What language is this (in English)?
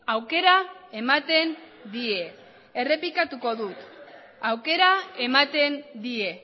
Basque